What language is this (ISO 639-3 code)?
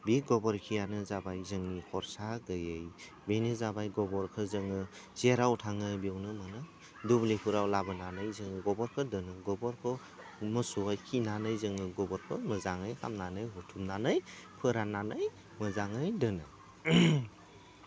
brx